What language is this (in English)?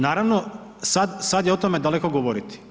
Croatian